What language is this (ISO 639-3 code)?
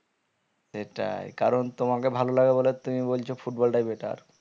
ben